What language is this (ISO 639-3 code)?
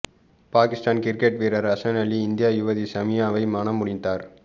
tam